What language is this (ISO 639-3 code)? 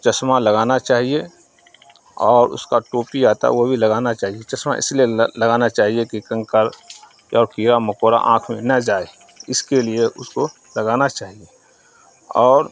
urd